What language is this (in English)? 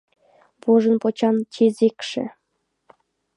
Mari